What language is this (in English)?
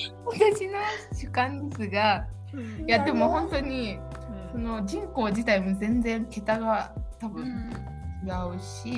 Japanese